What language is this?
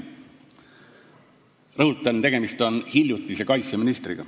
Estonian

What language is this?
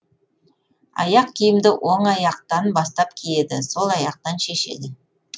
Kazakh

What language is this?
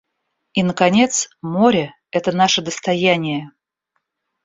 Russian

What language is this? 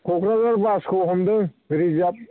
Bodo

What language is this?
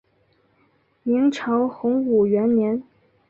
Chinese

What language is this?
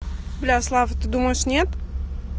Russian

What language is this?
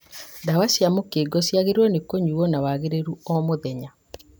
Kikuyu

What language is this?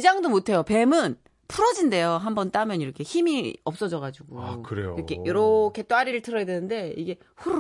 Korean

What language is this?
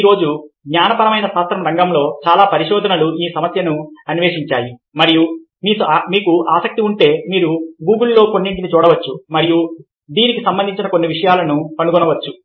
Telugu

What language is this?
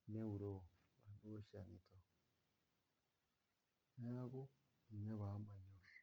Masai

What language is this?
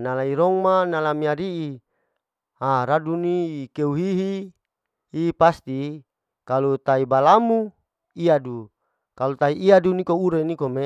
Larike-Wakasihu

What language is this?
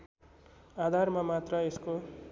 Nepali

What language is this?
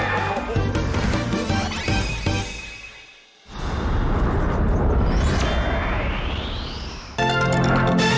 Thai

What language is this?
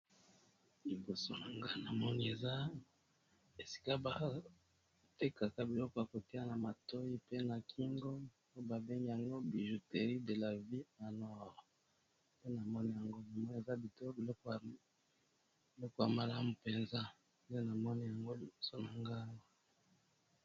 Lingala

